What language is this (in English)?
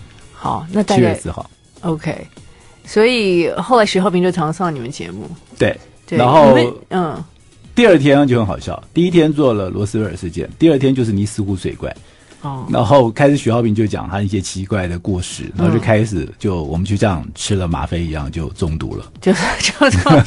Chinese